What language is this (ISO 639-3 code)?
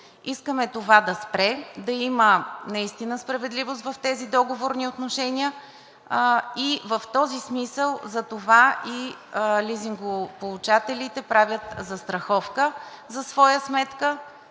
bul